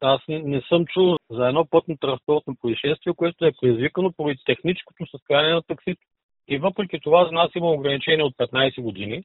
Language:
Bulgarian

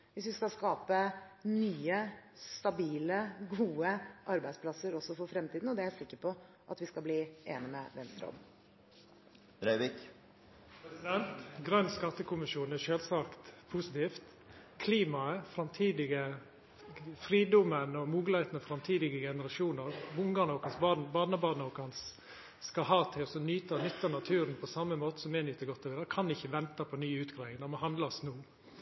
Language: Norwegian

